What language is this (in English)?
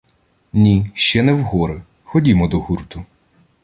Ukrainian